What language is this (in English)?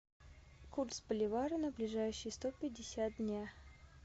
Russian